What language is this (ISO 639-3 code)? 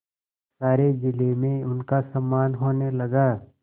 hin